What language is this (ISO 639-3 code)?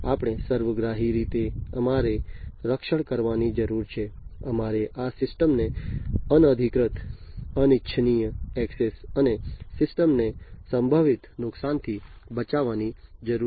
guj